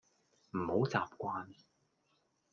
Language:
Cantonese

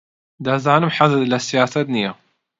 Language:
Central Kurdish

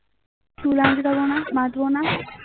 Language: Bangla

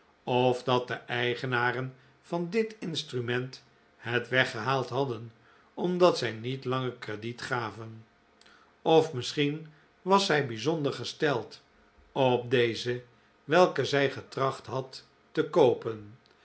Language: Dutch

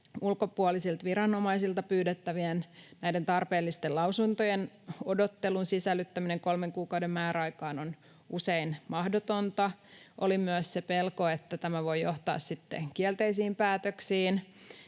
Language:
Finnish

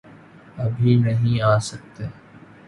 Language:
Urdu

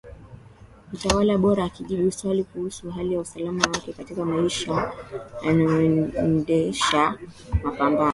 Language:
Swahili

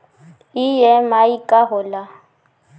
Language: Bhojpuri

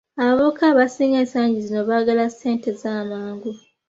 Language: Ganda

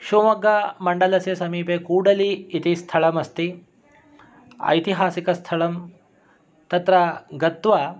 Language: Sanskrit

